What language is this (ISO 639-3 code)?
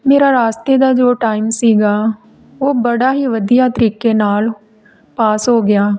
pan